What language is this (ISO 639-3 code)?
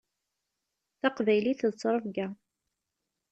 kab